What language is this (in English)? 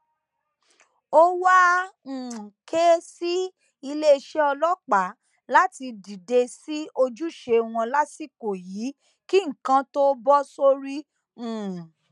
Yoruba